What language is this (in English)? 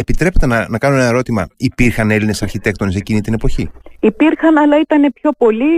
Greek